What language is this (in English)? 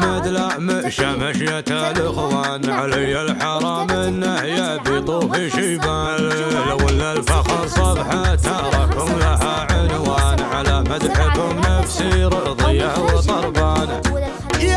Arabic